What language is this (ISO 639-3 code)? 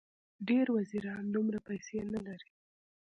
pus